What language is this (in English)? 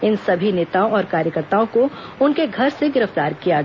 Hindi